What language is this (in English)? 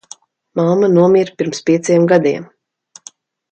Latvian